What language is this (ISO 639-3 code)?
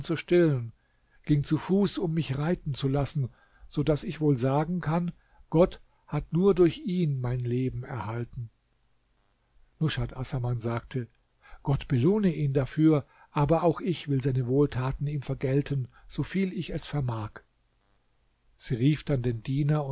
deu